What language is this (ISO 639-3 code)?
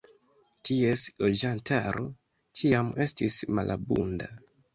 epo